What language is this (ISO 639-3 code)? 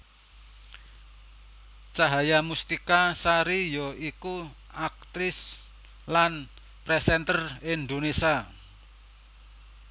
jav